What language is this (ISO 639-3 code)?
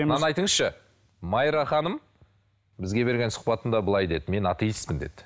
kaz